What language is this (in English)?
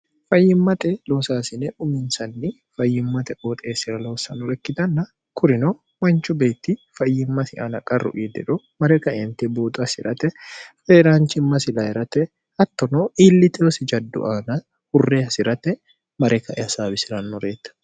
Sidamo